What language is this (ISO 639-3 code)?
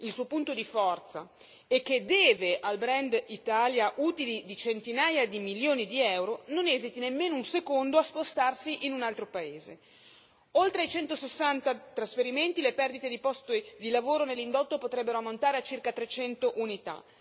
ita